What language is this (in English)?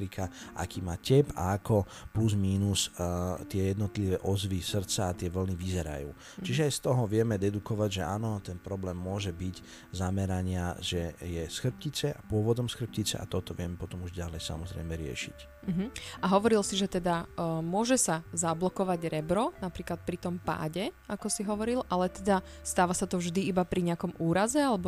Slovak